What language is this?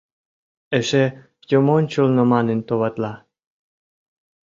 Mari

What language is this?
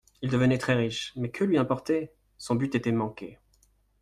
French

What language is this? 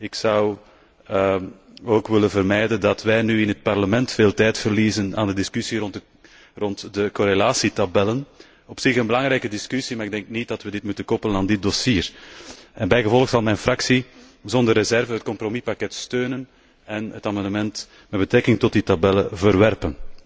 Dutch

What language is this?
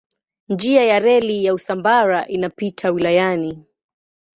Swahili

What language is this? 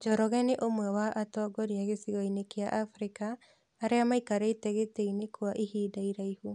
Kikuyu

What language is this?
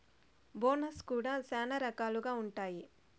Telugu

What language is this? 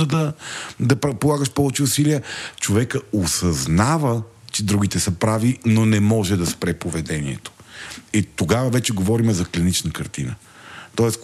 Bulgarian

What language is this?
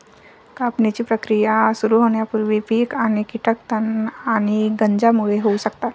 Marathi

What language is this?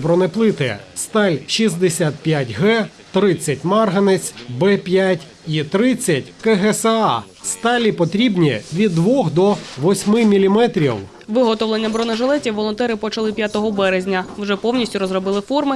Ukrainian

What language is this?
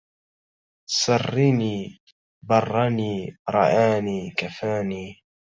Arabic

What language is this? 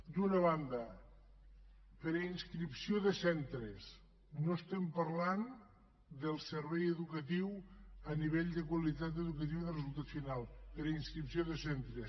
Catalan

